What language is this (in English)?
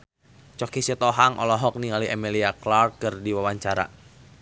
Sundanese